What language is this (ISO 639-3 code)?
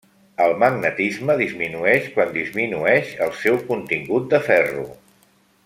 cat